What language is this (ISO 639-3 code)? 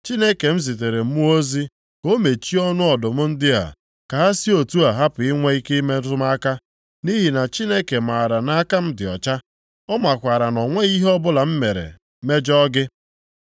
ibo